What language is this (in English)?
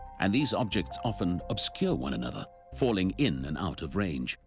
English